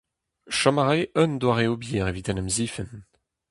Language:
Breton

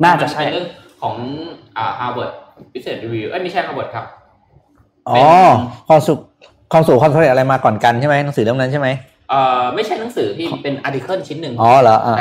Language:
Thai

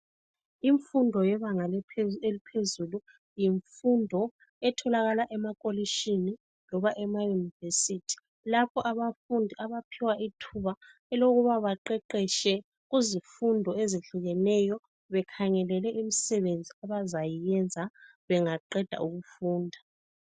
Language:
North Ndebele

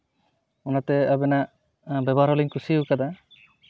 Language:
Santali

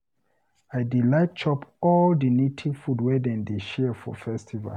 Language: Nigerian Pidgin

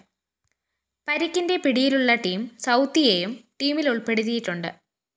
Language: Malayalam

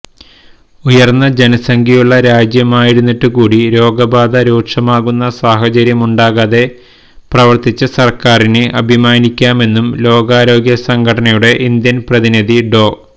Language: Malayalam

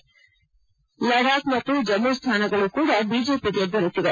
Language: Kannada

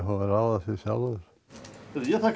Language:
Icelandic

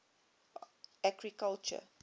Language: English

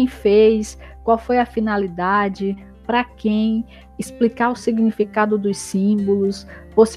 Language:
Portuguese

